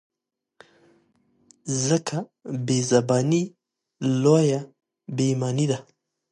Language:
Pashto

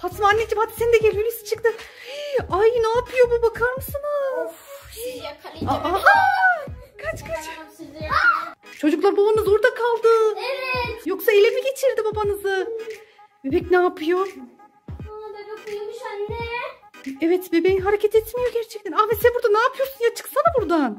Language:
Turkish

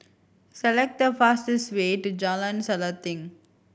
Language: English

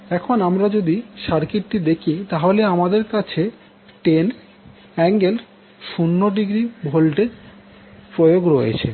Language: Bangla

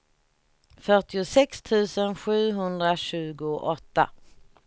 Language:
Swedish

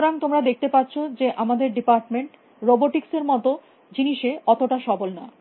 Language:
Bangla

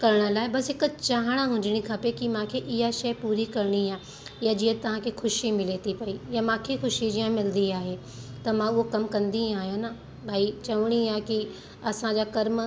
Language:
Sindhi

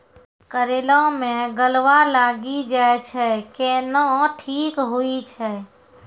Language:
Maithili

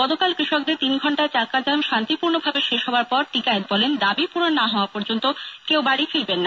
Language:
Bangla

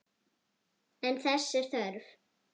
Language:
Icelandic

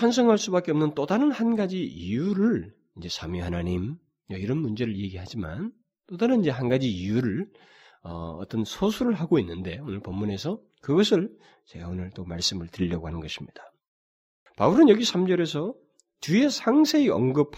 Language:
Korean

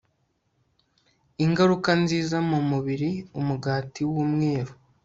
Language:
Kinyarwanda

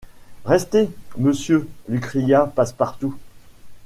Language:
French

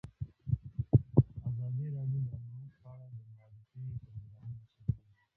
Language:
Pashto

